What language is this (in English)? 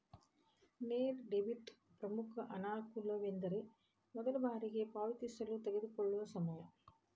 Kannada